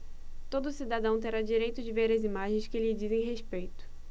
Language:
Portuguese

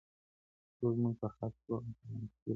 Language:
Pashto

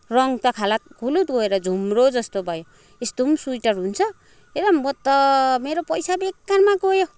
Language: Nepali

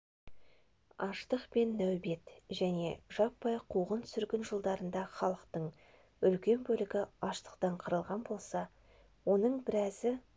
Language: Kazakh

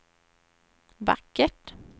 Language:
Swedish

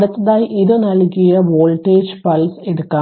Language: Malayalam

